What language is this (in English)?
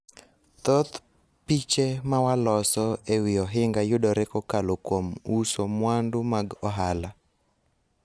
Luo (Kenya and Tanzania)